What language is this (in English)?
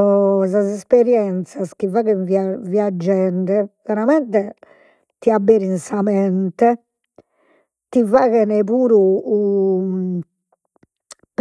Sardinian